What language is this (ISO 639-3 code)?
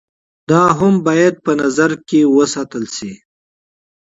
pus